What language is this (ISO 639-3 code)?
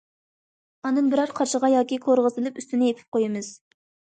uig